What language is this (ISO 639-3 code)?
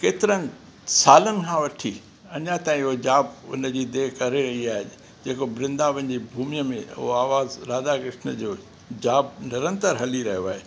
snd